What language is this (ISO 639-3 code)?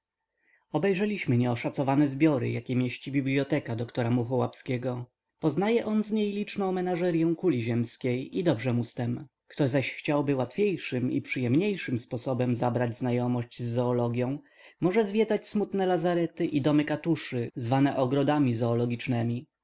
pol